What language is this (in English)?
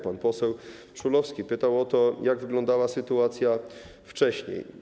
Polish